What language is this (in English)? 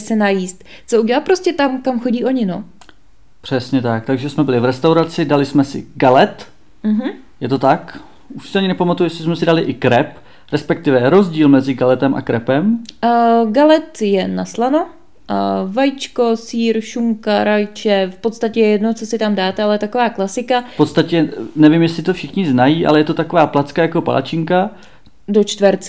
Czech